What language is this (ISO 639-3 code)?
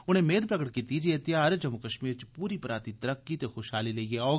doi